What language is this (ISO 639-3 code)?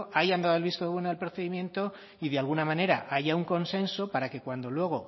spa